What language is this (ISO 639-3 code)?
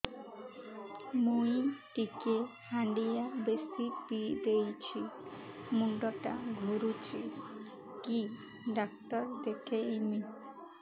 ori